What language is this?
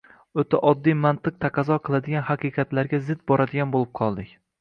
Uzbek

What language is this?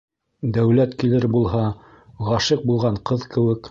Bashkir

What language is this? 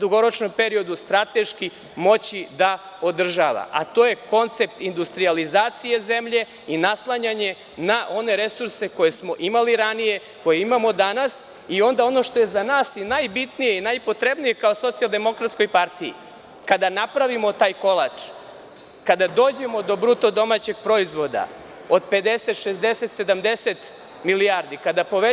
Serbian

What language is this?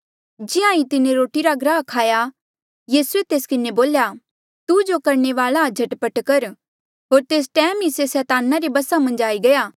Mandeali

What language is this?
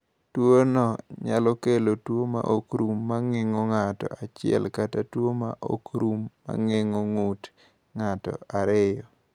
Luo (Kenya and Tanzania)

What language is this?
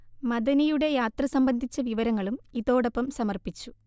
Malayalam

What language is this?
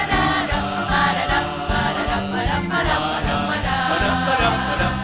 Thai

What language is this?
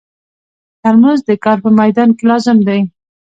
Pashto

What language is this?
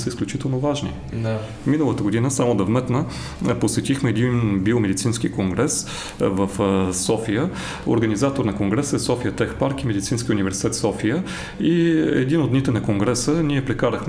Bulgarian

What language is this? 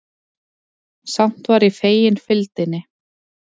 Icelandic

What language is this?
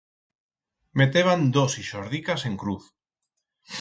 Aragonese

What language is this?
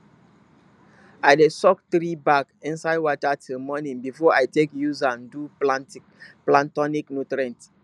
Nigerian Pidgin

